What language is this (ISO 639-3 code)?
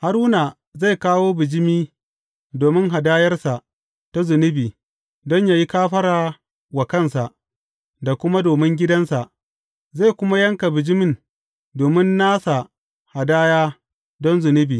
hau